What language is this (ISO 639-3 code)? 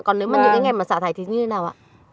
vie